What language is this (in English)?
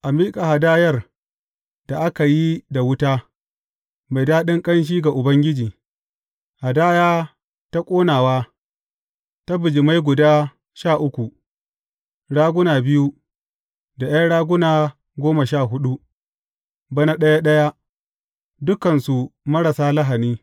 Hausa